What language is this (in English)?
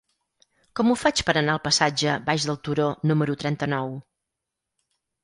Catalan